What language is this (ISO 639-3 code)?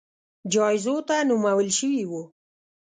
pus